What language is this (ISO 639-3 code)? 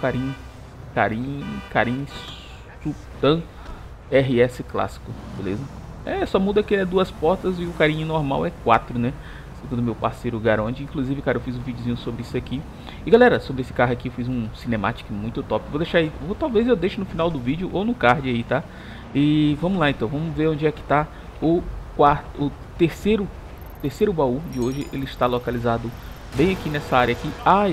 por